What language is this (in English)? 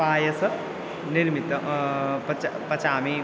Sanskrit